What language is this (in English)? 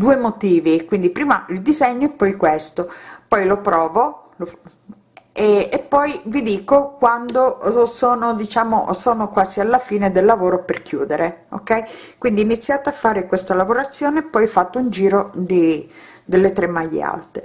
Italian